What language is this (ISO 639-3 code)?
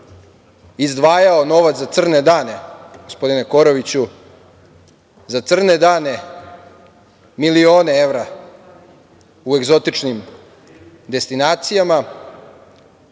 srp